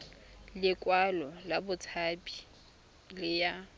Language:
Tswana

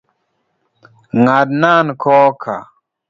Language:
Luo (Kenya and Tanzania)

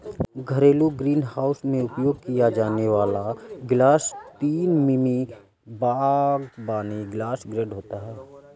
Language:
Hindi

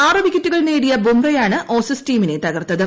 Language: Malayalam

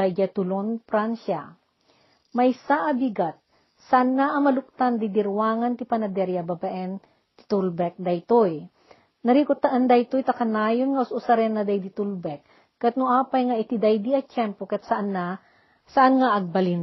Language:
Filipino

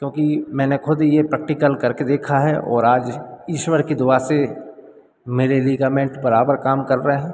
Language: Hindi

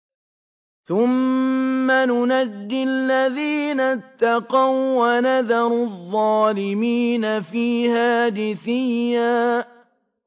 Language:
Arabic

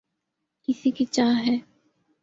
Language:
Urdu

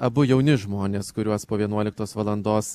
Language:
Lithuanian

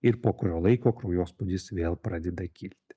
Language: Lithuanian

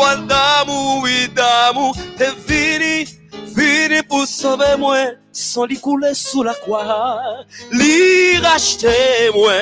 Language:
French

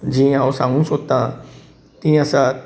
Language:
Konkani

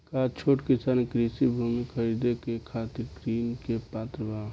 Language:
Bhojpuri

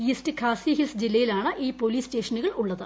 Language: Malayalam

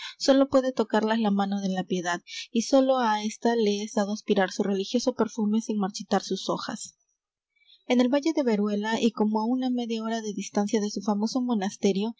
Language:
Spanish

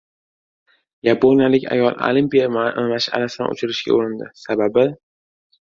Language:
Uzbek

